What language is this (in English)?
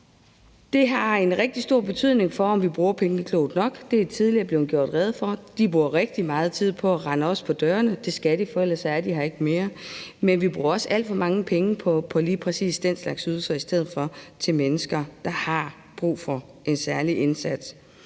Danish